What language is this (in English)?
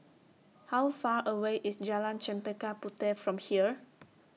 English